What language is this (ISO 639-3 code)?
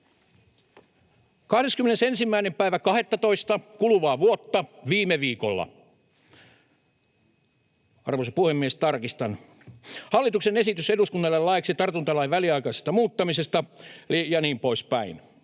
fin